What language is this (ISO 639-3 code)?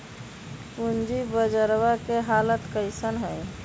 mag